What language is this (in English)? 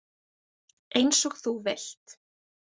Icelandic